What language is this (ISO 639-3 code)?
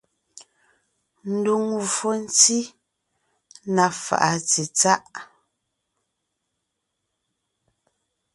nnh